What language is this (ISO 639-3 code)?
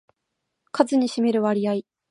jpn